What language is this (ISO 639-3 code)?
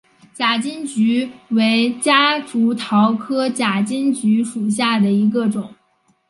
zho